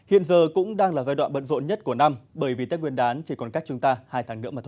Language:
Vietnamese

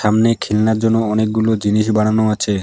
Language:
Bangla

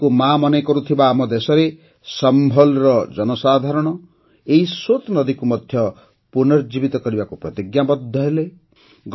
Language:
Odia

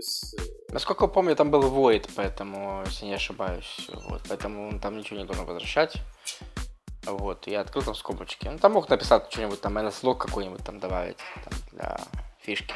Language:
Russian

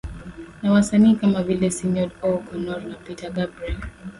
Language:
Swahili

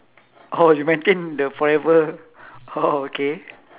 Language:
English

